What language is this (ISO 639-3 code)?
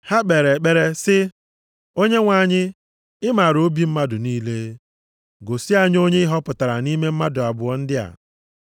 ibo